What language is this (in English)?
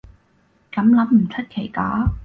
Cantonese